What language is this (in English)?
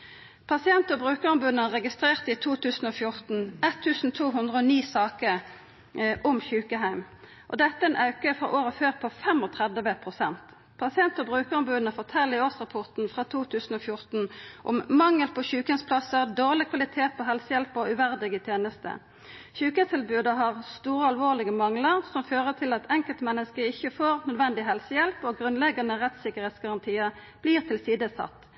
Norwegian Nynorsk